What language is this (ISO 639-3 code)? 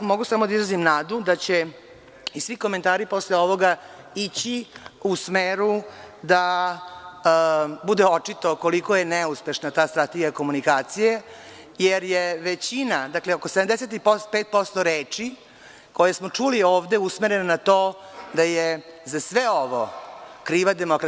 srp